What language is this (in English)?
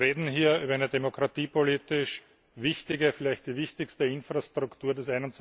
German